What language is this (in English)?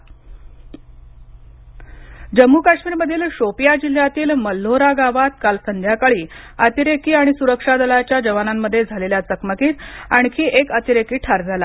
Marathi